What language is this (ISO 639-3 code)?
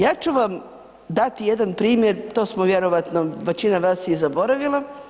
hrv